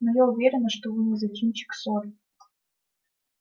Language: Russian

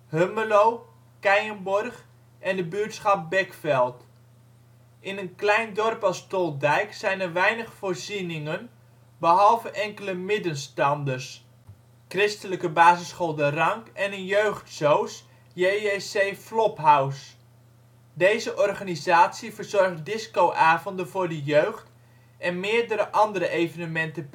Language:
Dutch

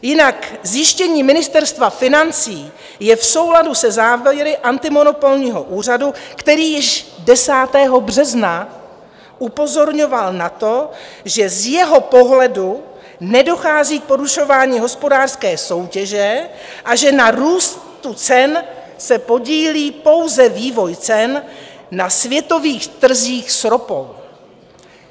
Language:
Czech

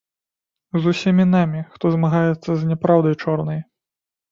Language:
Belarusian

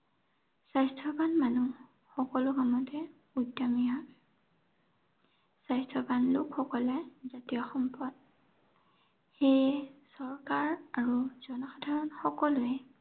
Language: Assamese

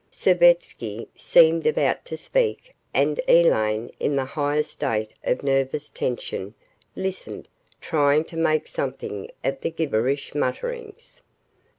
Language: English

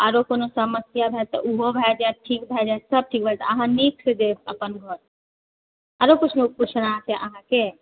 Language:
Maithili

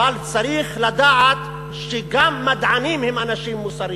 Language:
Hebrew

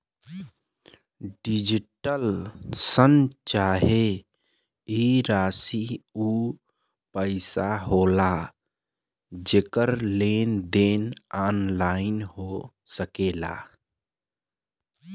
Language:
Bhojpuri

